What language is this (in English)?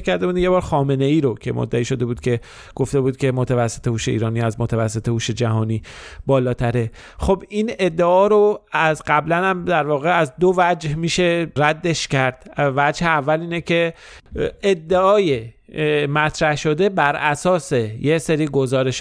Persian